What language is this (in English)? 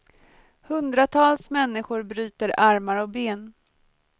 Swedish